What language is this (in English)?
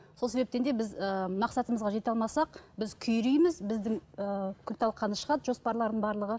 Kazakh